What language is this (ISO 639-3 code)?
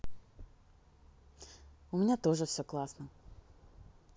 rus